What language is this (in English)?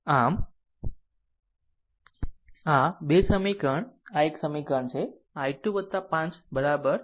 Gujarati